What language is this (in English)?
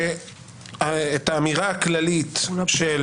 Hebrew